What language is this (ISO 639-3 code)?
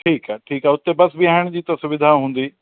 snd